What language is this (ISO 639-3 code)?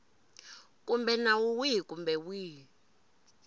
tso